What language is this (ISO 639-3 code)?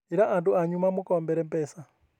kik